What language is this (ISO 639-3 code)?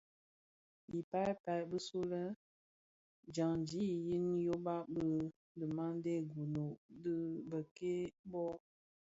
ksf